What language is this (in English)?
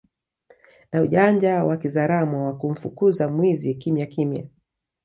Swahili